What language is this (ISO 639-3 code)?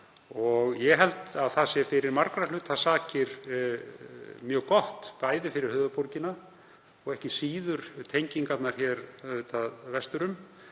isl